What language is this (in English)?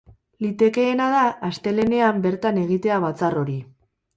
Basque